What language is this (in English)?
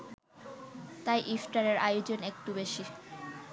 Bangla